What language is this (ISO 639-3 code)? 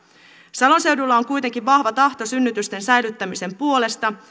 fin